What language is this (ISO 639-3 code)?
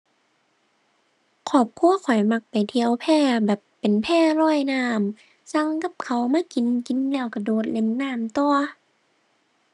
tha